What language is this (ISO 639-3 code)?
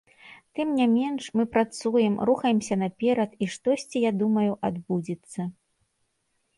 bel